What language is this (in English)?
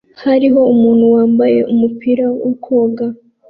Kinyarwanda